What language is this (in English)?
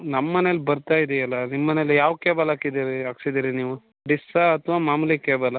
Kannada